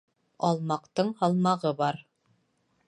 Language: Bashkir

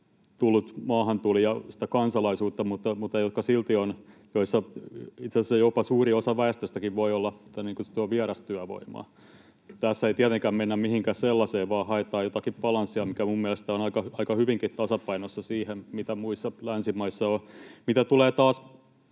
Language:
Finnish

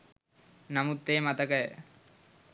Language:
Sinhala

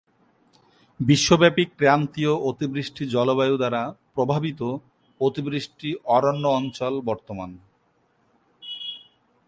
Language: Bangla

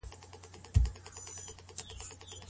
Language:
Pashto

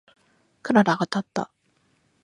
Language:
Japanese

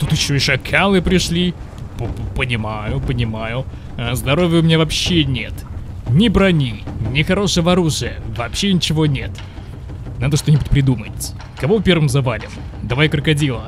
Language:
Russian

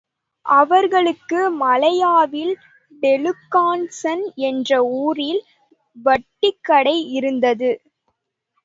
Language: Tamil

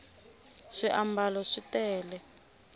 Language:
Tsonga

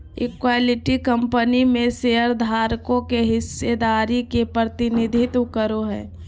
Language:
Magahi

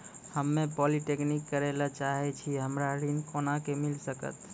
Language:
Maithili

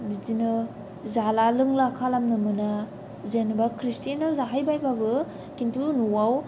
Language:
Bodo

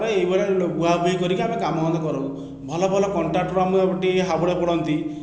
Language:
Odia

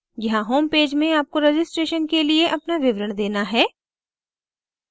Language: Hindi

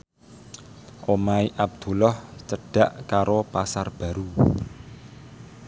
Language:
Javanese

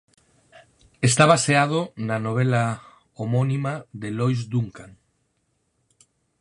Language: Galician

